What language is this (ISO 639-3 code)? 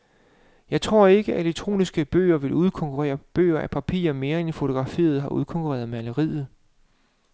dan